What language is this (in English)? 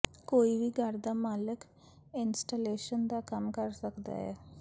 Punjabi